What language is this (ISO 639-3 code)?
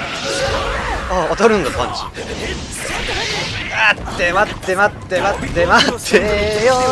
jpn